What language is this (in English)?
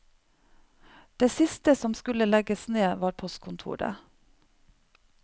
Norwegian